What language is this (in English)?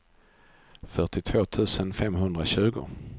Swedish